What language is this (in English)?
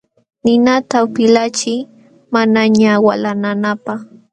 Jauja Wanca Quechua